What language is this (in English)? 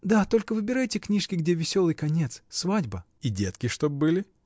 Russian